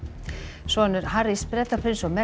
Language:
Icelandic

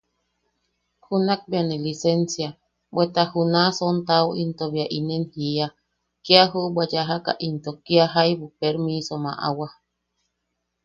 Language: Yaqui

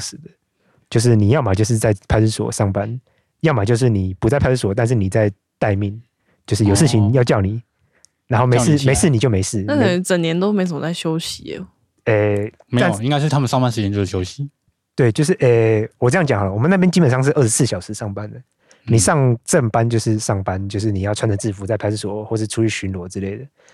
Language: Chinese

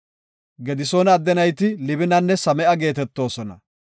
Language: Gofa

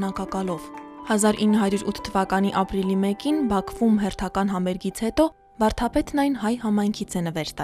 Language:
Romanian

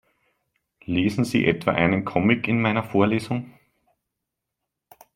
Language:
German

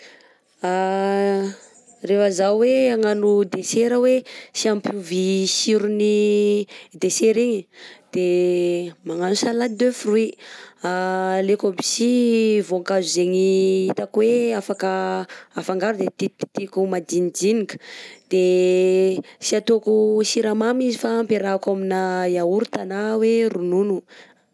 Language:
Southern Betsimisaraka Malagasy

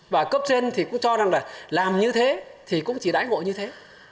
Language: Vietnamese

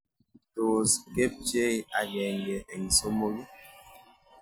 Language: Kalenjin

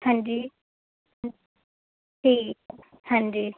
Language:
Punjabi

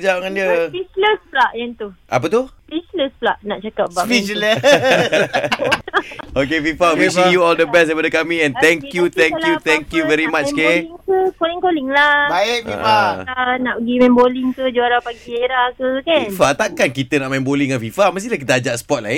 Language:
Malay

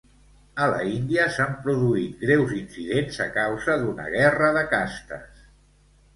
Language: Catalan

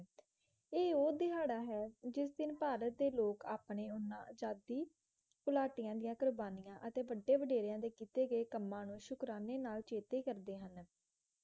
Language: Punjabi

